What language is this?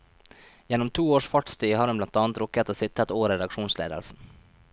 Norwegian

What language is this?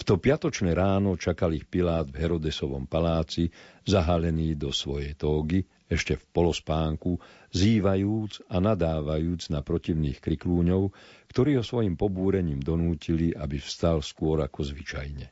Slovak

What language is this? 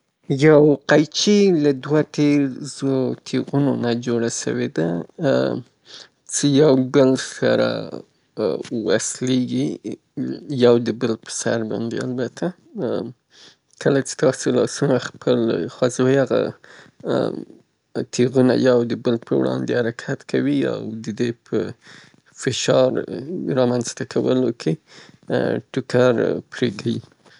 Southern Pashto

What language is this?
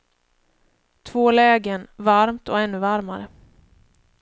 Swedish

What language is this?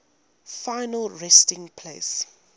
English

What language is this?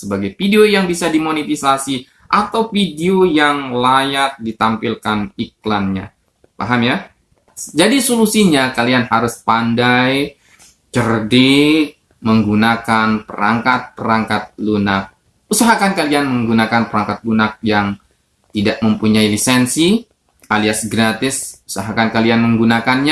Indonesian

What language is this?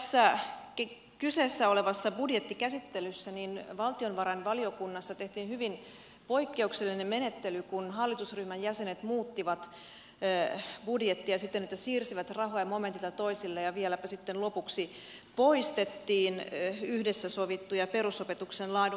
Finnish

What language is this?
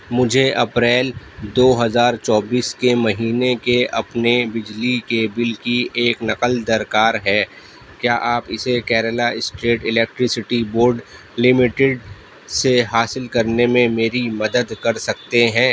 Urdu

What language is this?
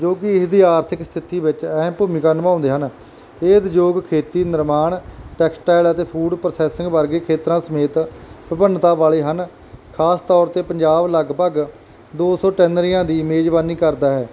Punjabi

